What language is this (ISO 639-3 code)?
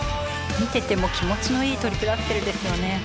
jpn